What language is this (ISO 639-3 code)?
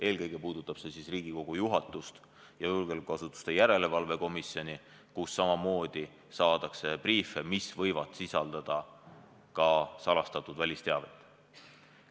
est